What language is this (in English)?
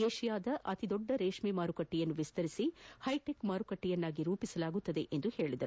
Kannada